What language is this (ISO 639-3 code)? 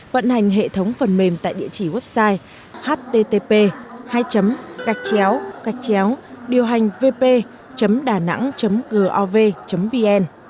vie